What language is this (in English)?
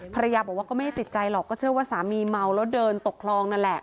Thai